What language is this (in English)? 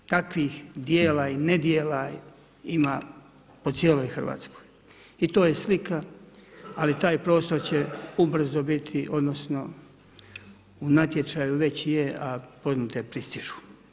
Croatian